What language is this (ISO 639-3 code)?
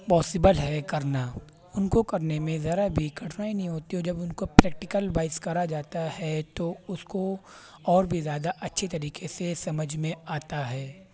urd